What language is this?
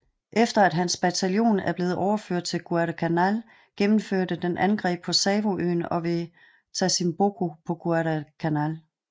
Danish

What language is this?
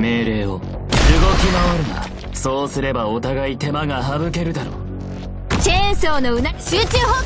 Japanese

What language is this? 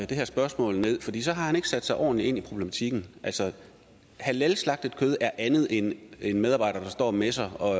Danish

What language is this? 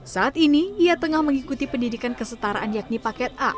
Indonesian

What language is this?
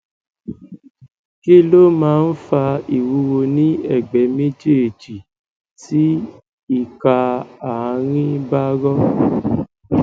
Yoruba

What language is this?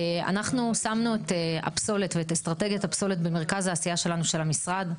Hebrew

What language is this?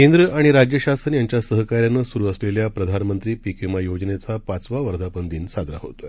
Marathi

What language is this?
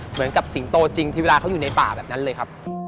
Thai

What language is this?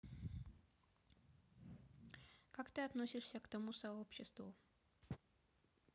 Russian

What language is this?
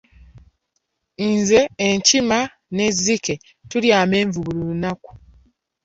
Ganda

